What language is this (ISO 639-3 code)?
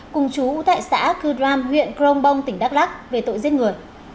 vie